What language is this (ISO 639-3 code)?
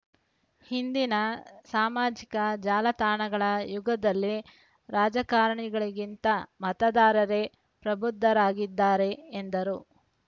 kan